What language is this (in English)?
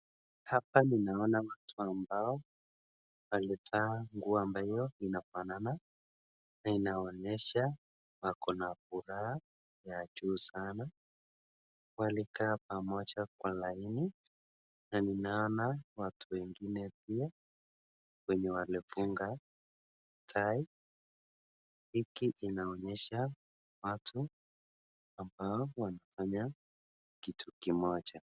Swahili